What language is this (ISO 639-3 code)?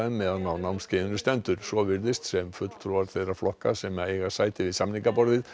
isl